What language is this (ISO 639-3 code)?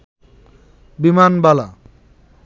ben